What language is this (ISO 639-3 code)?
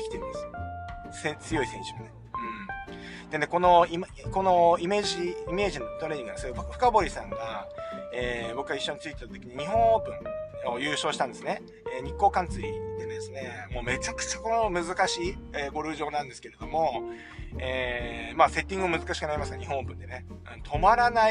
jpn